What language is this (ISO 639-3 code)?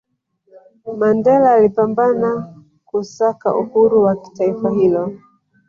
swa